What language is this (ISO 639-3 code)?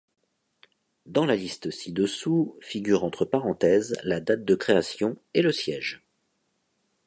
fra